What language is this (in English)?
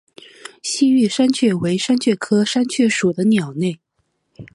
Chinese